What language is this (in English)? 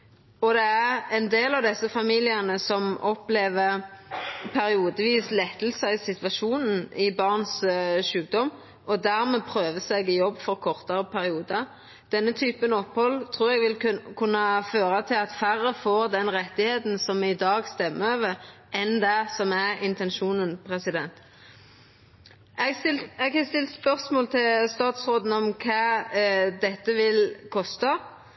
Norwegian Nynorsk